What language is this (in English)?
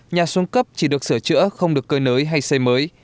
Vietnamese